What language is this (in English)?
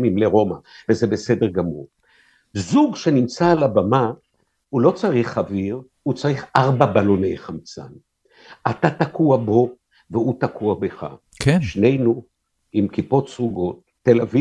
Hebrew